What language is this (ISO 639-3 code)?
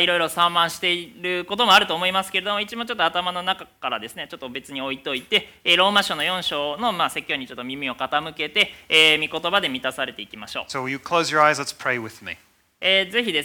jpn